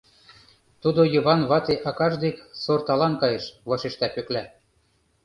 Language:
Mari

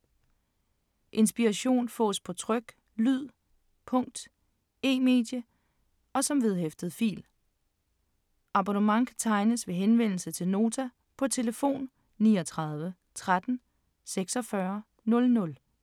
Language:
Danish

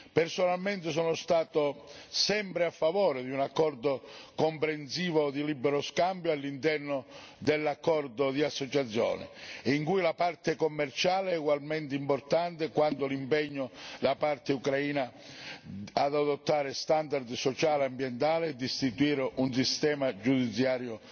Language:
Italian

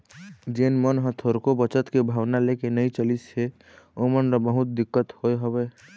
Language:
Chhattisgarhi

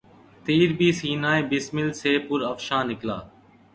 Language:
Urdu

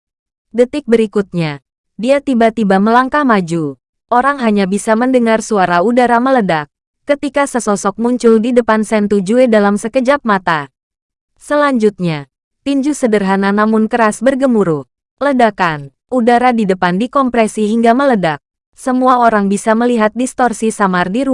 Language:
Indonesian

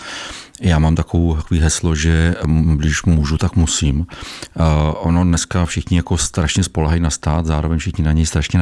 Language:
Czech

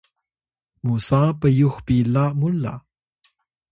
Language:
Atayal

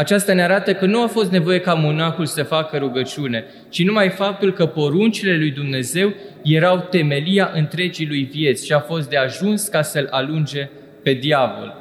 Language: Romanian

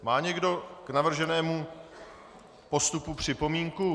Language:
Czech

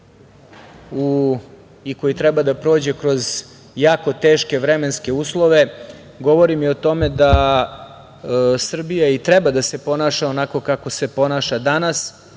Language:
Serbian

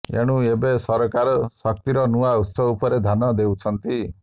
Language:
Odia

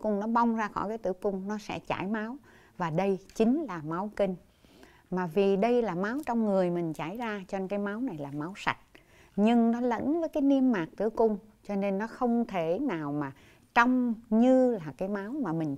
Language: Vietnamese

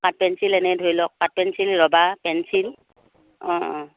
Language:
Assamese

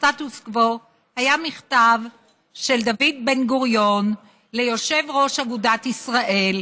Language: Hebrew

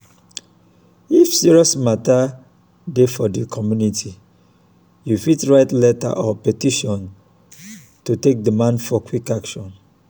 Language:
Nigerian Pidgin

